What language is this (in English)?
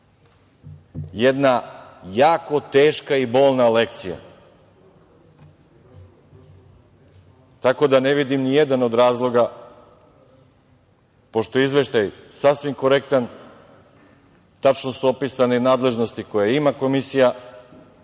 Serbian